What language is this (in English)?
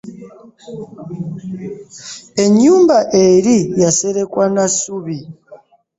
Ganda